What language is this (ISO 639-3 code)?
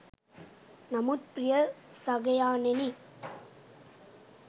sin